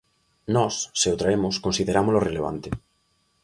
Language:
Galician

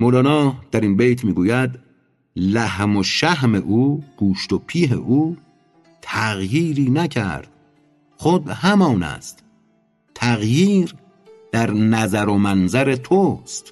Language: Persian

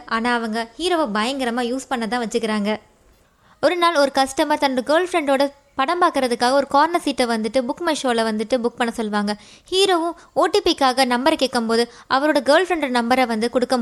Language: Tamil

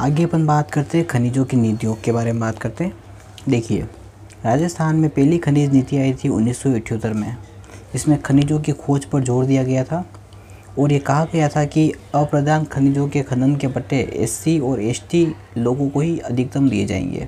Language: Hindi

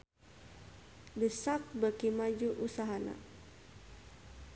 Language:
Sundanese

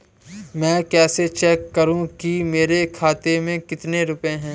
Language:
Hindi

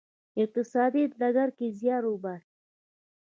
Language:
Pashto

